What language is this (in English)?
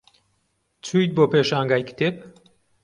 Central Kurdish